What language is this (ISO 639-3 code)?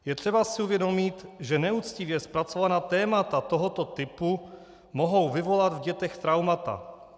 ces